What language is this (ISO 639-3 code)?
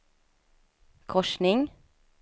swe